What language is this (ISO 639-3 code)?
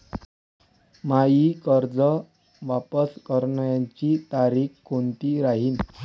mar